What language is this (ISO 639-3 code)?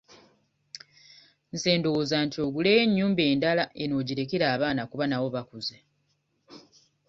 lug